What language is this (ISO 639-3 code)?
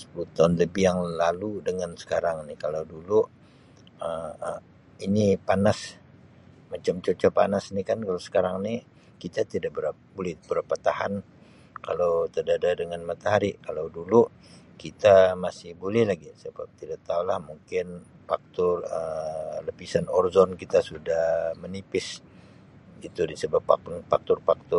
msi